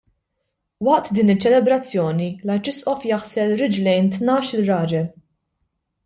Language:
Maltese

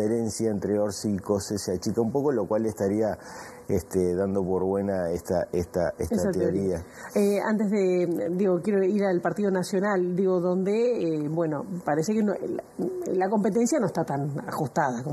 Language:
Spanish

